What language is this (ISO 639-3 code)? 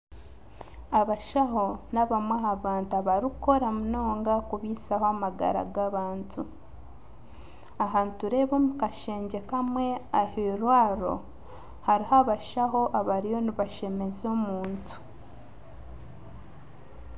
nyn